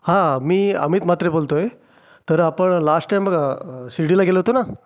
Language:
Marathi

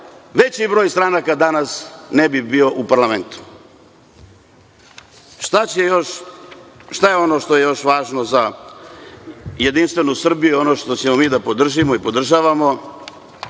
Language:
Serbian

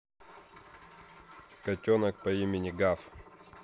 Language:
Russian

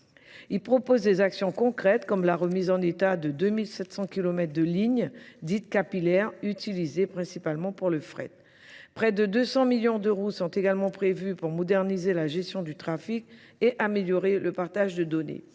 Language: French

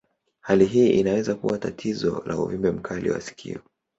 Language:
Swahili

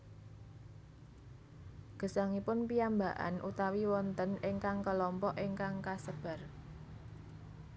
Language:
Javanese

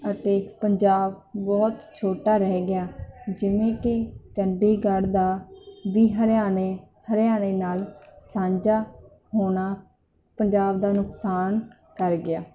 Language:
Punjabi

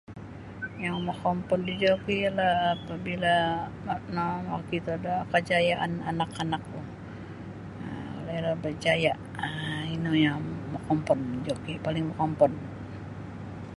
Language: Sabah Bisaya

